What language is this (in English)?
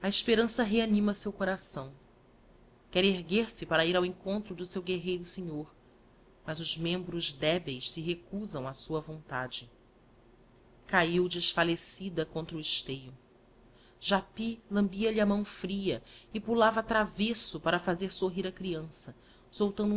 Portuguese